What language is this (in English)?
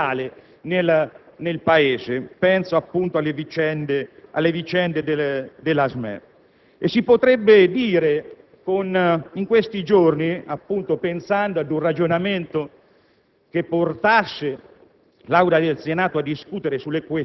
Italian